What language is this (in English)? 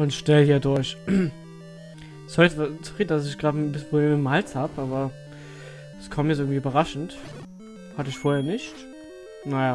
German